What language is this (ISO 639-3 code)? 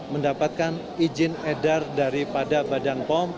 ind